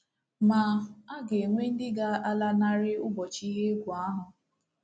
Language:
Igbo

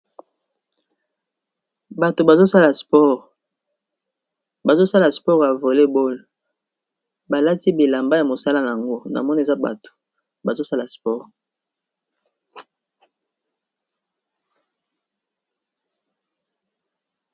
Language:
Lingala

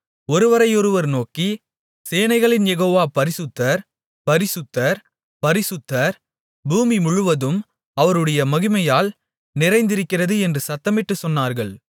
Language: Tamil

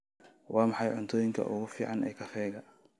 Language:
Somali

